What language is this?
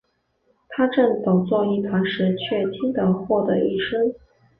Chinese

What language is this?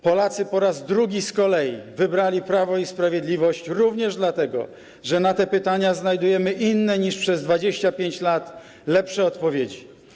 Polish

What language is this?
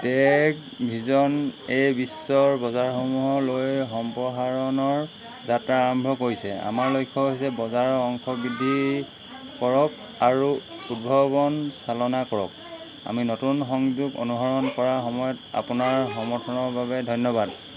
Assamese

